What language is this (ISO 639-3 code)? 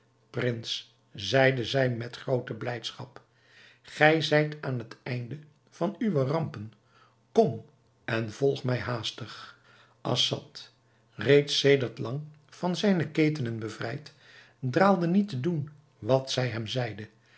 nld